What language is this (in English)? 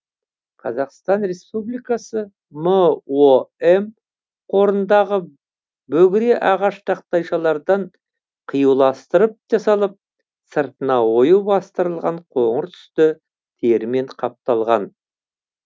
Kazakh